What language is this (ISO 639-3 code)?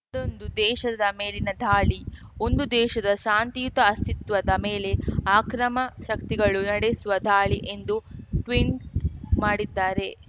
kan